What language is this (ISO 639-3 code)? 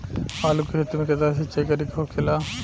bho